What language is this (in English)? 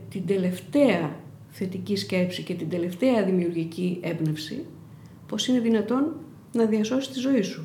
Greek